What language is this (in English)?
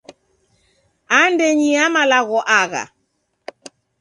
Taita